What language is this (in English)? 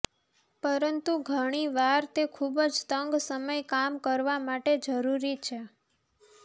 Gujarati